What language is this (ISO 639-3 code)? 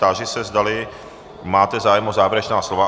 ces